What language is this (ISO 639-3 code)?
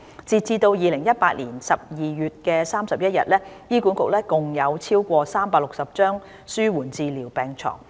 yue